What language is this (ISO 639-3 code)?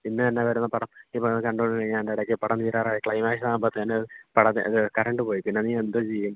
mal